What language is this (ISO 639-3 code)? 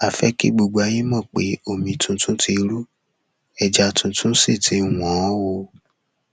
yor